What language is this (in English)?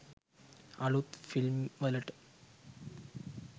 Sinhala